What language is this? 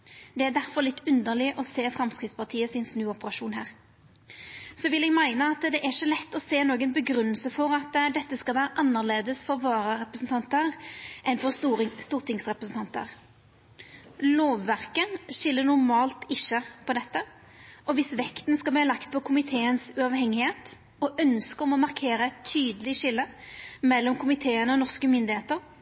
Norwegian Nynorsk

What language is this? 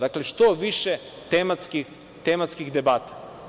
Serbian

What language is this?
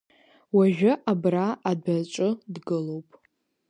Abkhazian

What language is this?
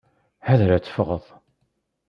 Kabyle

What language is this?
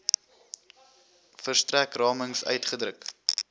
Afrikaans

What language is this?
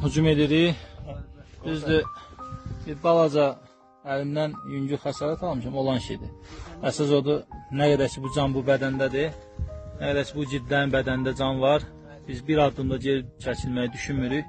Turkish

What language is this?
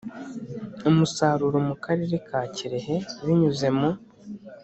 Kinyarwanda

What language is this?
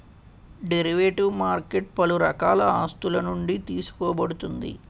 Telugu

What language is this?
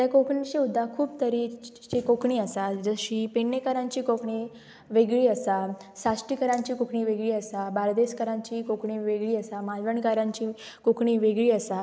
Konkani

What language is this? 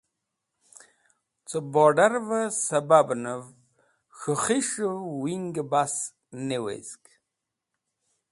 Wakhi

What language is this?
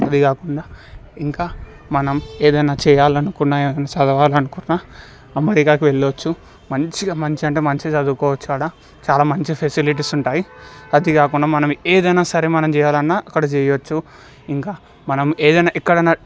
Telugu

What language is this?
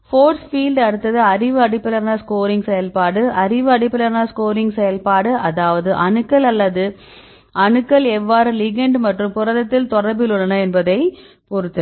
Tamil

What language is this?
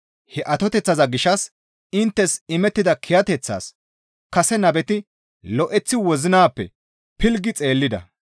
Gamo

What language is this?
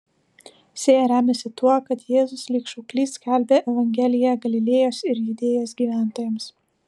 Lithuanian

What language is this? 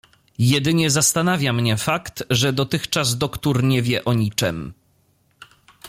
Polish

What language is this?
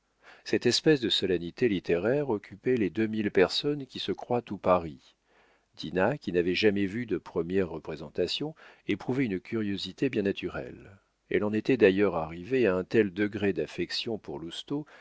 French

